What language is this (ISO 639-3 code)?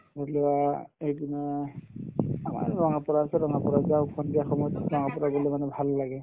asm